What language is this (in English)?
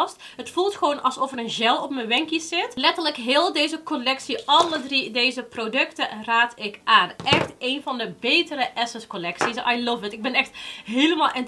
Dutch